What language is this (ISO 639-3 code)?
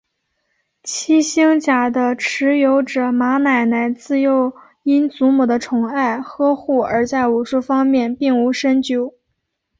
zho